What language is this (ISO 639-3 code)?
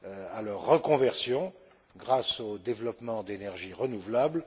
fra